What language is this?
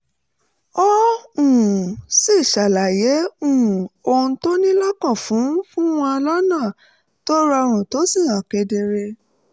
Yoruba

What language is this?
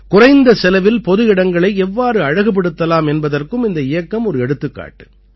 Tamil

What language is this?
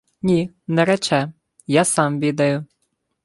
Ukrainian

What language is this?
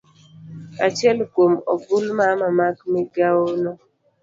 Luo (Kenya and Tanzania)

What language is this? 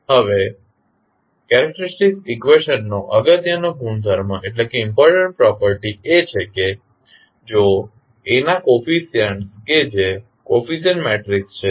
Gujarati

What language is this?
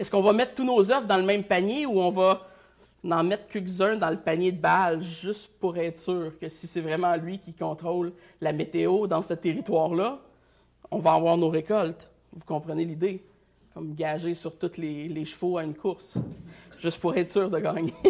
French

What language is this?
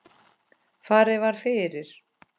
Icelandic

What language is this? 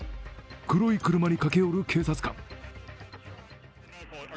Japanese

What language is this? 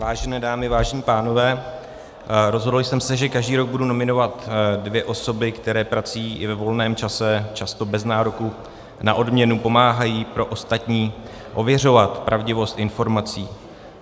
Czech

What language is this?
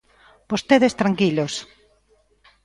Galician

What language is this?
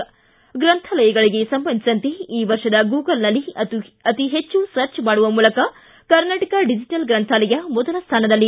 Kannada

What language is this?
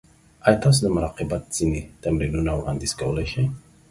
Pashto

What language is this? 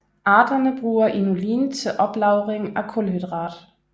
Danish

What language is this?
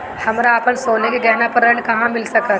Bhojpuri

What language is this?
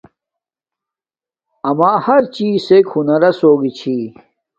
Domaaki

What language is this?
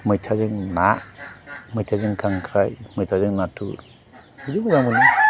Bodo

